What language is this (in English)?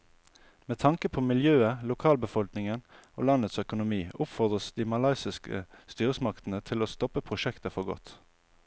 Norwegian